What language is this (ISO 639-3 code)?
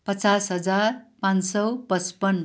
nep